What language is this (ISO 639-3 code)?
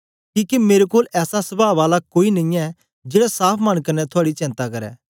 doi